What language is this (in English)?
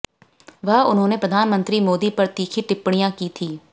Hindi